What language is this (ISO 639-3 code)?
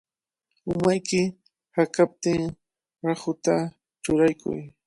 qvl